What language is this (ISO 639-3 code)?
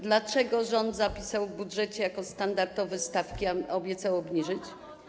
pol